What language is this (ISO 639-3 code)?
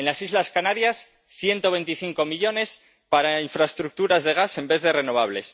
spa